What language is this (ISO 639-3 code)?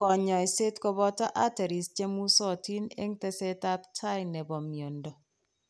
kln